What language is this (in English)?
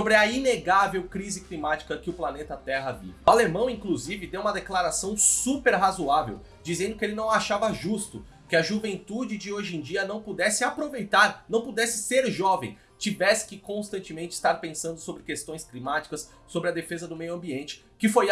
Portuguese